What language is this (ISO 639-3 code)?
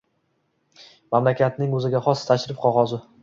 uzb